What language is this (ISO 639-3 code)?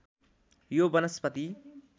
nep